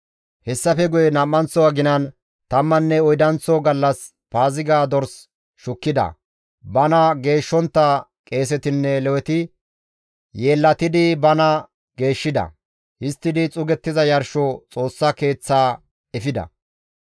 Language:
Gamo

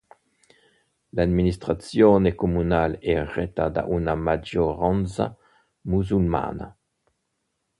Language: Italian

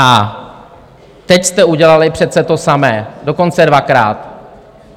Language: Czech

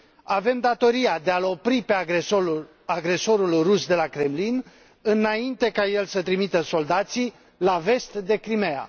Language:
Romanian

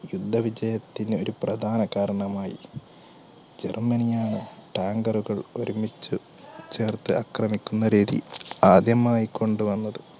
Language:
Malayalam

